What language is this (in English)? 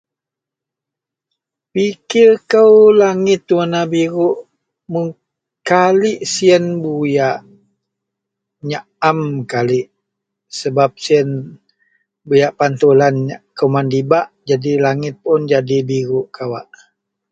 Central Melanau